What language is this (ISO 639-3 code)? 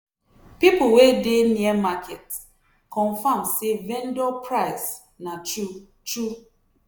pcm